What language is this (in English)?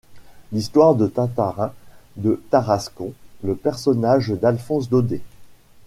French